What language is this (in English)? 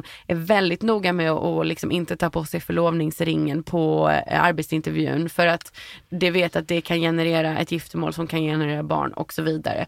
Swedish